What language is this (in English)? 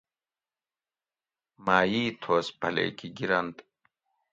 Gawri